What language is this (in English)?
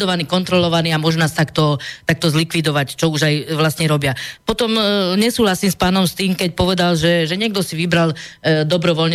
Slovak